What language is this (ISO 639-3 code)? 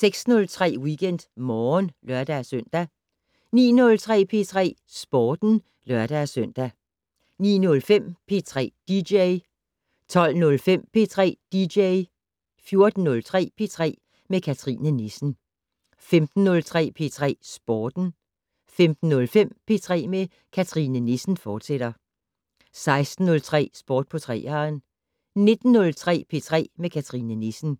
dan